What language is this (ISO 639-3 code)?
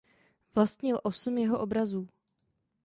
ces